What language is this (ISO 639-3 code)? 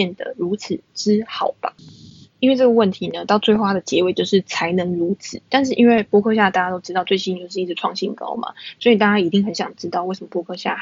zho